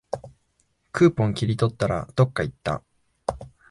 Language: Japanese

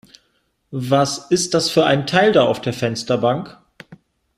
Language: German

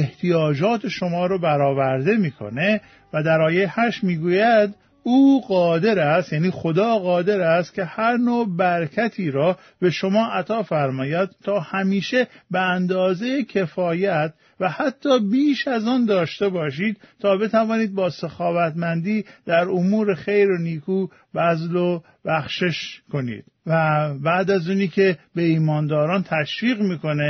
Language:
Persian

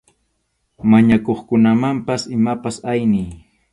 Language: Arequipa-La Unión Quechua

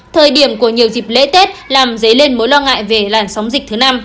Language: Vietnamese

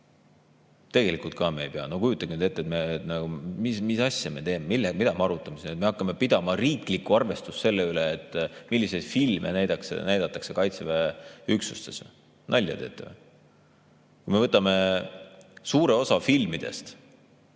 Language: Estonian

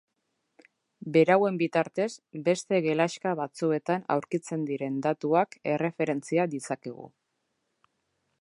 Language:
Basque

